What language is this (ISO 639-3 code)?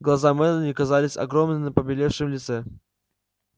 rus